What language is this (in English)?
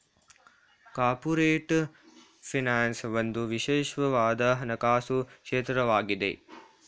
Kannada